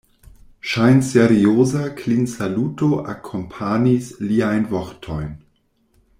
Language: Esperanto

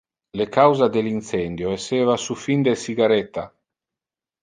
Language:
Interlingua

